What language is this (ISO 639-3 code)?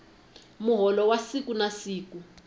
tso